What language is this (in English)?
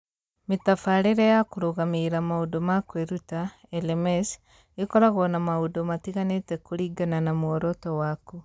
Kikuyu